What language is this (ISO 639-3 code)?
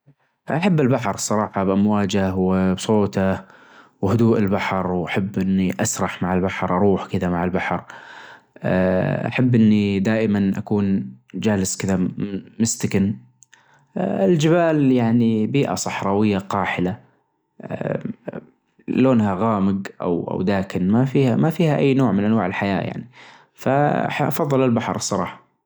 ars